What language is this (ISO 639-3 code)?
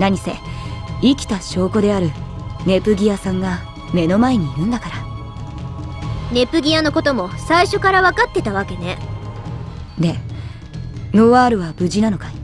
jpn